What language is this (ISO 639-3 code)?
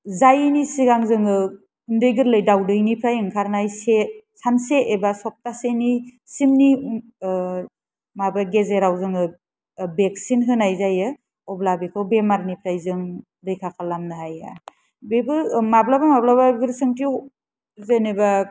brx